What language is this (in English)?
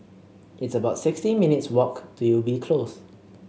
English